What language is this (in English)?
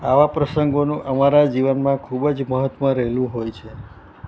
Gujarati